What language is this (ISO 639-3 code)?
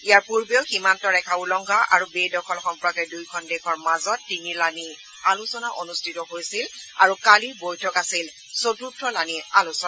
asm